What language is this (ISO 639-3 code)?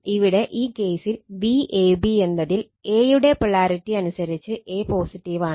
mal